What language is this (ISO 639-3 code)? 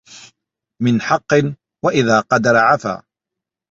ara